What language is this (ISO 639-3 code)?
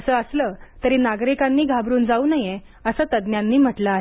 mar